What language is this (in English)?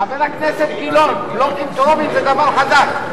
Hebrew